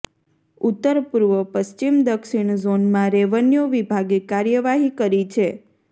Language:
Gujarati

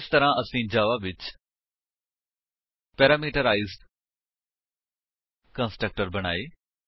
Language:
Punjabi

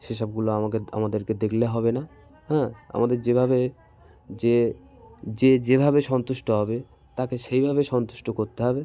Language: Bangla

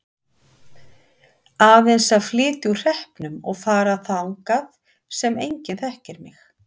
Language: Icelandic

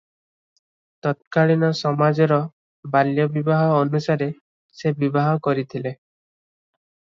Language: Odia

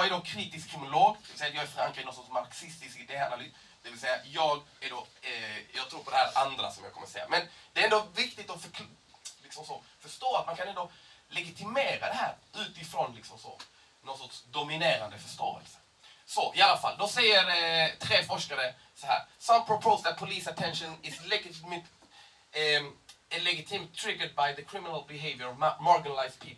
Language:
Swedish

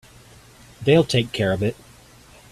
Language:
English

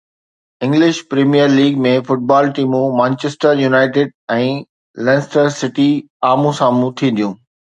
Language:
Sindhi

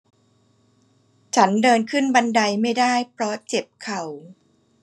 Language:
Thai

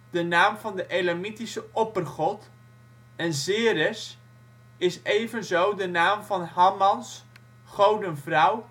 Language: Dutch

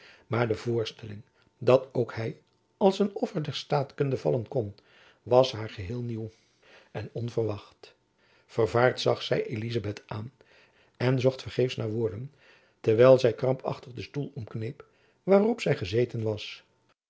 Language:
Dutch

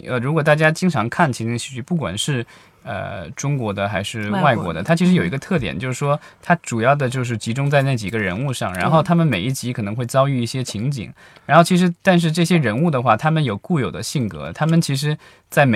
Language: Chinese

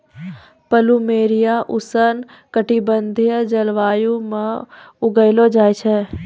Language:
Maithili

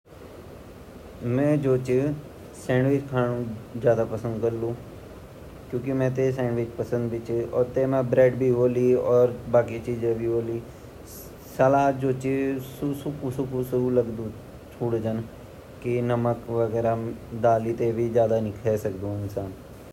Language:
Garhwali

